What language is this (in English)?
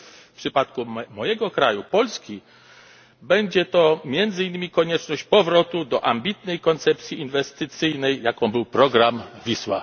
Polish